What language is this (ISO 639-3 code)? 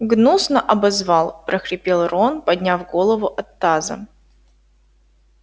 rus